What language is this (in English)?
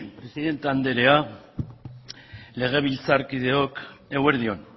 Basque